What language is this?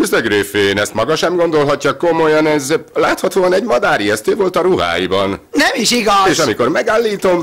Hungarian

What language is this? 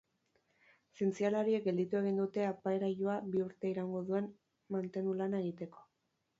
Basque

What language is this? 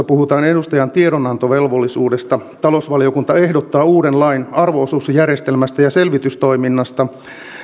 Finnish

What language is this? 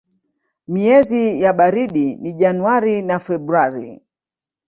Swahili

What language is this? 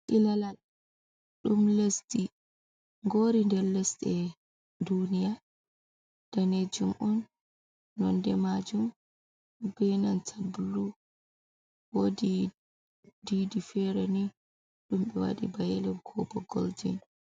Fula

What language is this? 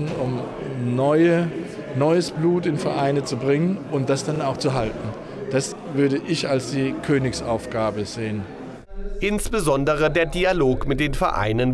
German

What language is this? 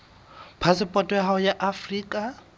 Southern Sotho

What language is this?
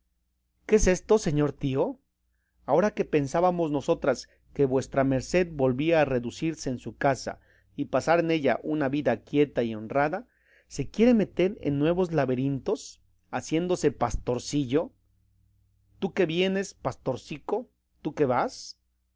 Spanish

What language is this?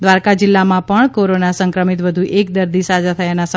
Gujarati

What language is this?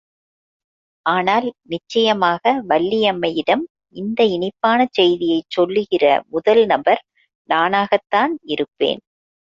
Tamil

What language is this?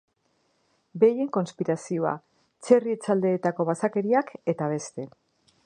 Basque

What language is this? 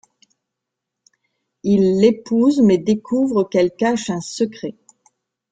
French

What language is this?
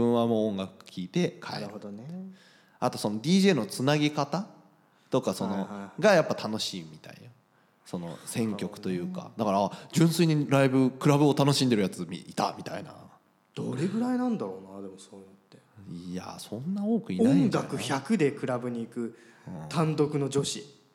Japanese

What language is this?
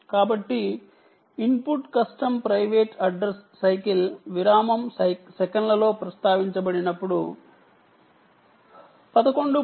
Telugu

